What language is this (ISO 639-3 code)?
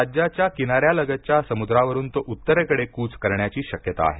mar